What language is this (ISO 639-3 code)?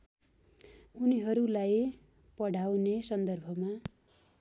nep